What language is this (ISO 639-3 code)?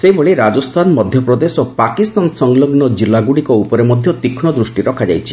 ori